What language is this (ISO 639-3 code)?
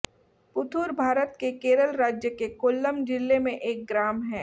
hin